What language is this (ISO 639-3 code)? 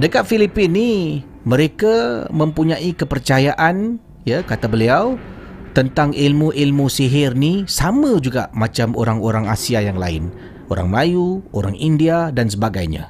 msa